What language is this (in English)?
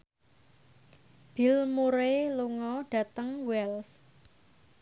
Javanese